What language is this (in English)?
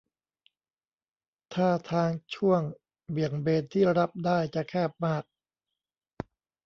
Thai